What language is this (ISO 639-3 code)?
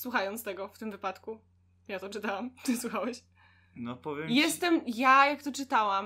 pol